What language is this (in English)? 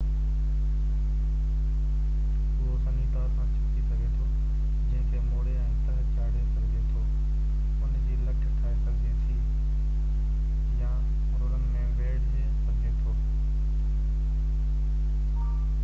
Sindhi